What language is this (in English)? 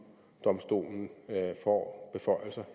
Danish